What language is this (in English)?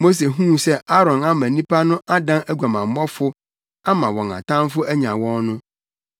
Akan